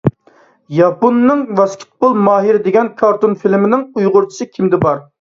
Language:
Uyghur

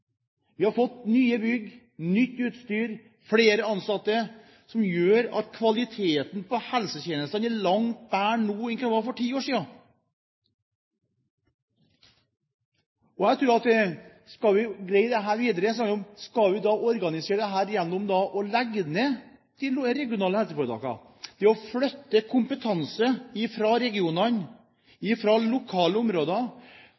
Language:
Norwegian Bokmål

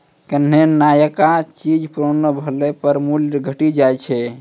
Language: Maithili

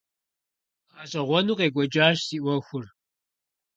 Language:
Kabardian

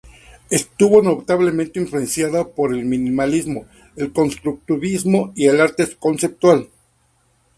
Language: Spanish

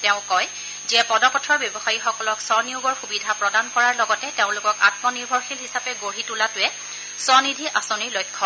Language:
Assamese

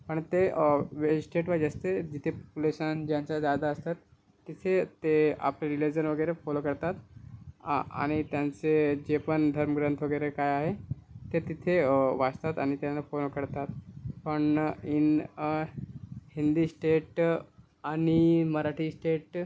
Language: Marathi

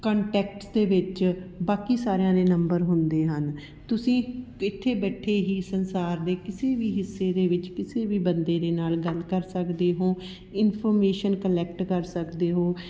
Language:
Punjabi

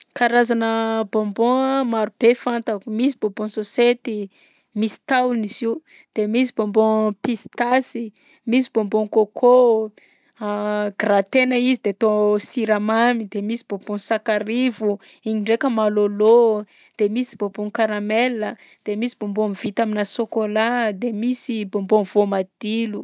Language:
Southern Betsimisaraka Malagasy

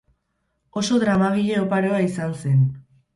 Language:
Basque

